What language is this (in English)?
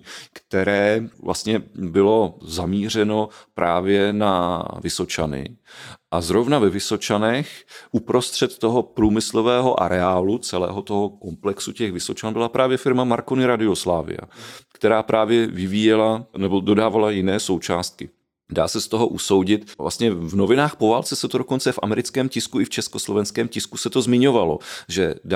Czech